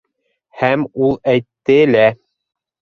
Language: Bashkir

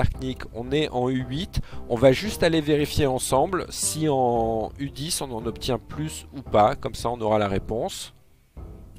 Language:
French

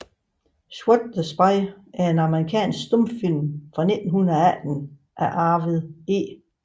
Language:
Danish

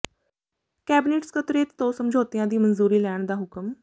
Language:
Punjabi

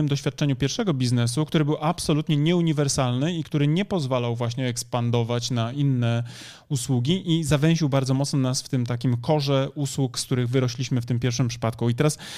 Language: Polish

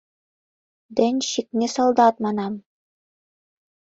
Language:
Mari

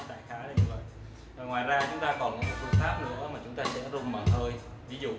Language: Vietnamese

